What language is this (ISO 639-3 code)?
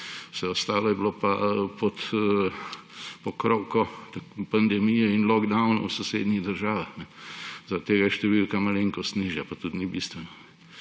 slv